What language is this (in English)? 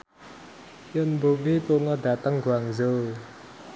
Javanese